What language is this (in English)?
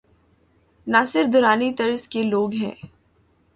Urdu